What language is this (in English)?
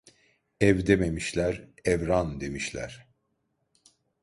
Turkish